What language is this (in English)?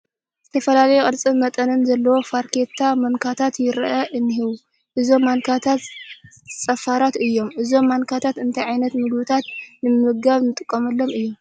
Tigrinya